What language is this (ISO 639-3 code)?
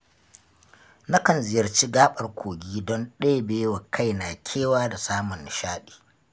hau